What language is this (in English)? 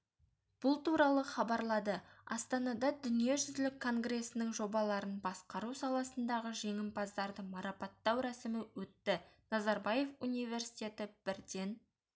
Kazakh